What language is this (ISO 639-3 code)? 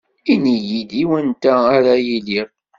kab